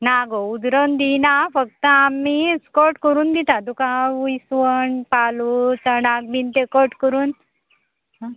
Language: Konkani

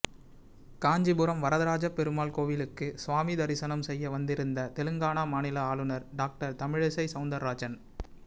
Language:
Tamil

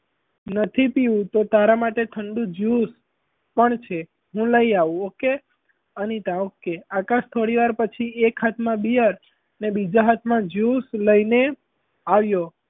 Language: Gujarati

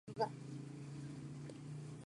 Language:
Spanish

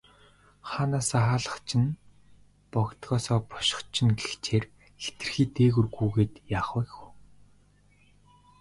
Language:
Mongolian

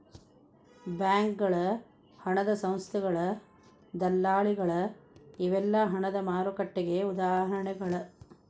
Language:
Kannada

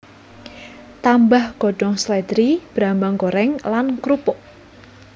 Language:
Javanese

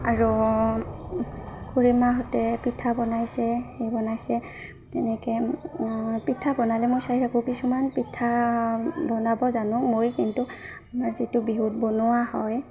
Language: Assamese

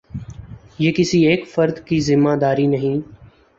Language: Urdu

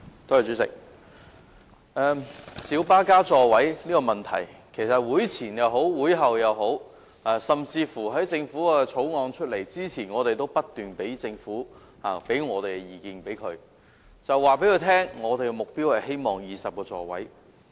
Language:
Cantonese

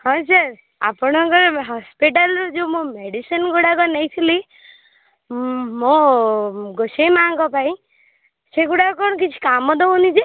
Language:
Odia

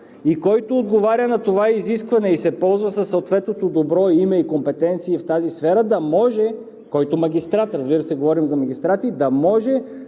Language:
Bulgarian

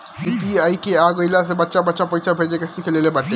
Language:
Bhojpuri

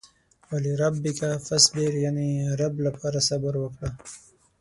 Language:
Pashto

